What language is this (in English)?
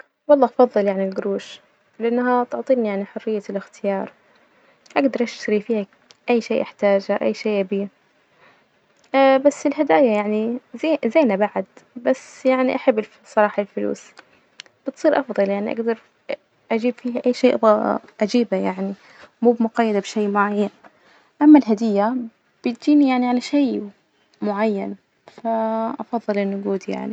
Najdi Arabic